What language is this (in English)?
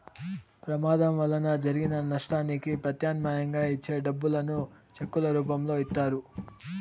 Telugu